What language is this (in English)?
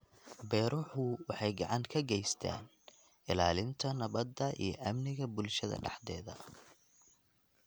Somali